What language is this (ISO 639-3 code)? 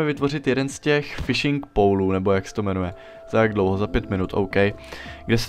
ces